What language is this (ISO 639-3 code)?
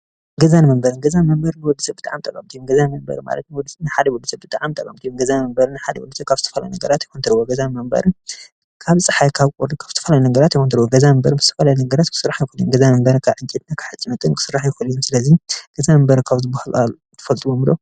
tir